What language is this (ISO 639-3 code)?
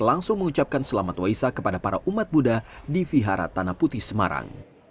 ind